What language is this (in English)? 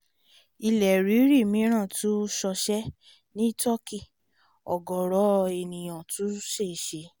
Yoruba